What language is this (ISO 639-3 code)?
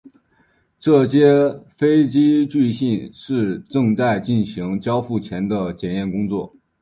zho